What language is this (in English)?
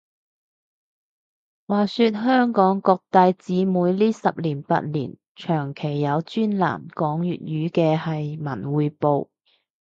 Cantonese